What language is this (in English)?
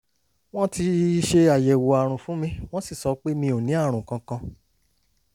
Yoruba